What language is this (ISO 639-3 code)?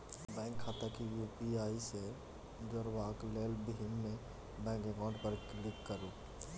mai